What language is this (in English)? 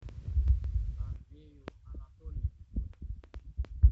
Russian